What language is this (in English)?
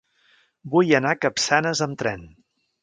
Catalan